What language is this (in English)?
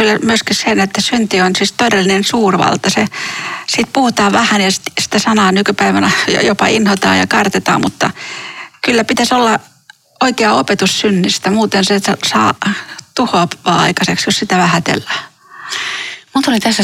Finnish